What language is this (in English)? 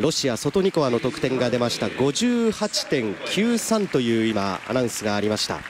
Japanese